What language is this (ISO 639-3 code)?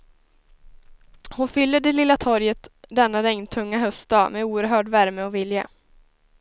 swe